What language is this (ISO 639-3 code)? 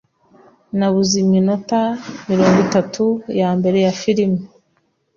kin